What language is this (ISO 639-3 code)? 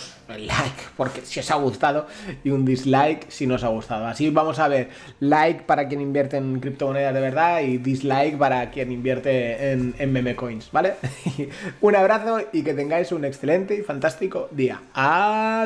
spa